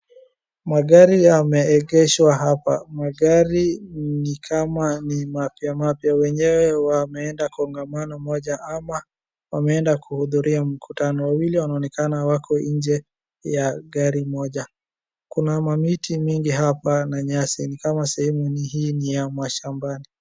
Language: Swahili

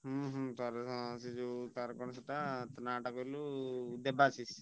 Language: Odia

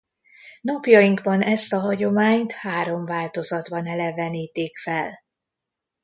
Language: Hungarian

